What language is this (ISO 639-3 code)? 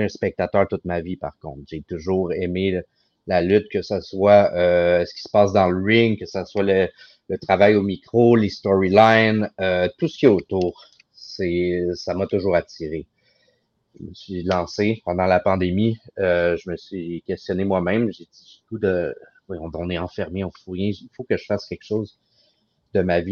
fra